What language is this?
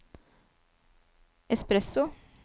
Norwegian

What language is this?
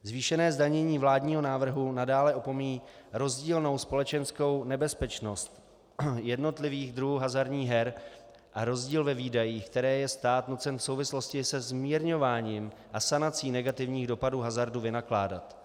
Czech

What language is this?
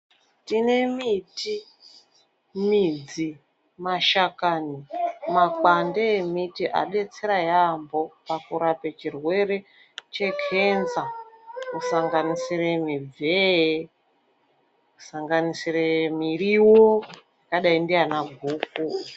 Ndau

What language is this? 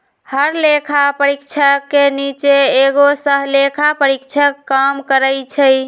Magahi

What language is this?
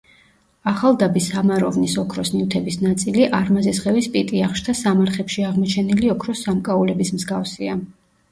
Georgian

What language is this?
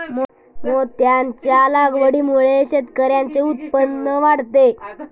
Marathi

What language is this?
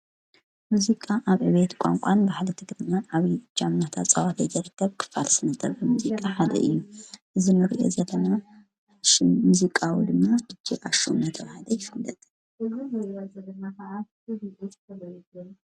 Tigrinya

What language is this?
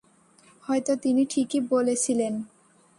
Bangla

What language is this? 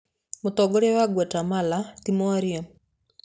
Kikuyu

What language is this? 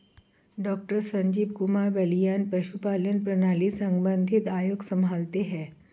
Hindi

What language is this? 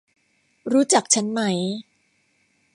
Thai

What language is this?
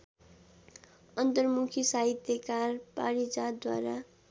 Nepali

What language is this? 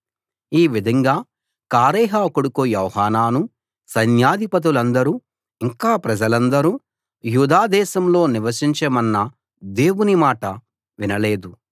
Telugu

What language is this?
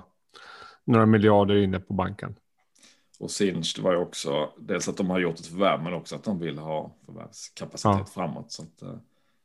Swedish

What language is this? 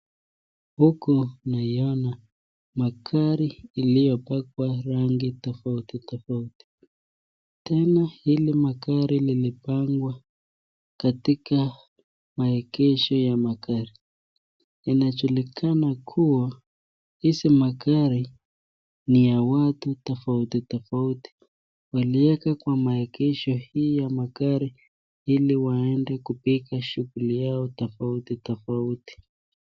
Swahili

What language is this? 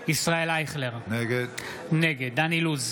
Hebrew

